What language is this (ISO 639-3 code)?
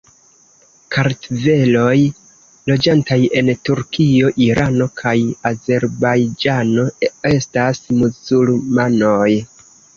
epo